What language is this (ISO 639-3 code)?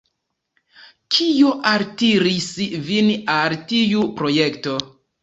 epo